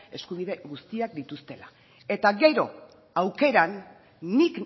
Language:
Basque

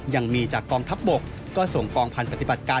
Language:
Thai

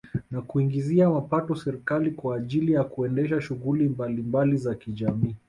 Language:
Swahili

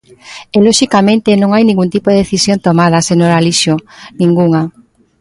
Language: Galician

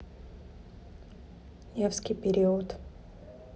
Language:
Russian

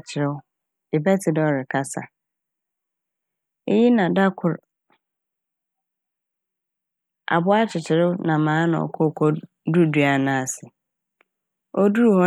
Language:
Akan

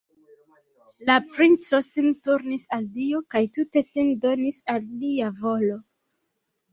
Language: Esperanto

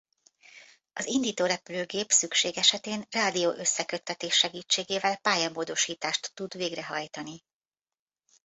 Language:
Hungarian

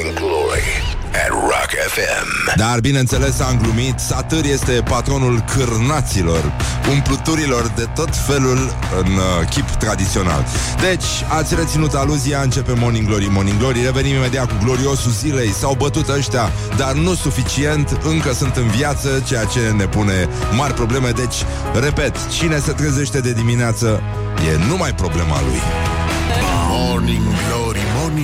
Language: Romanian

